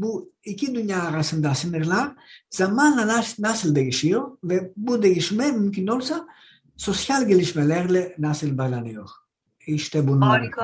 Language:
Turkish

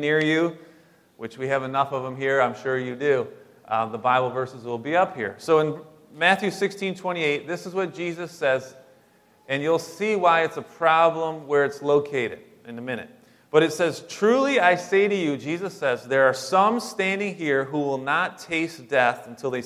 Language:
English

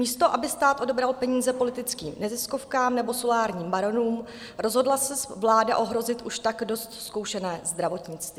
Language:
Czech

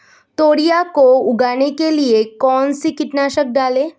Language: Hindi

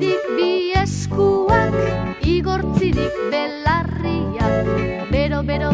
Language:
Spanish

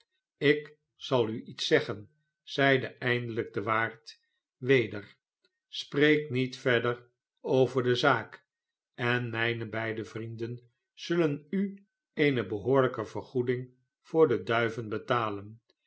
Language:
Dutch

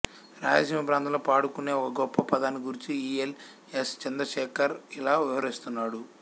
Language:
Telugu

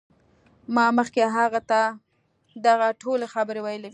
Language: Pashto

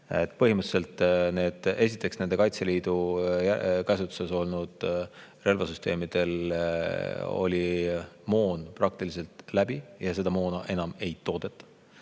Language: Estonian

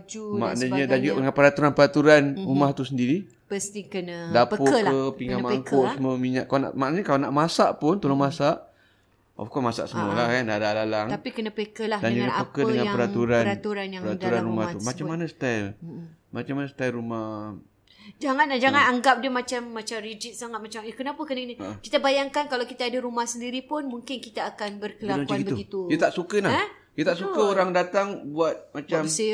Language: Malay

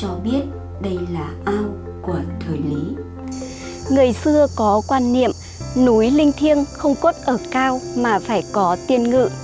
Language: Vietnamese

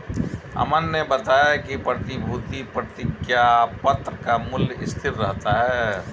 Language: Hindi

